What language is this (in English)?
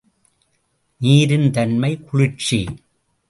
Tamil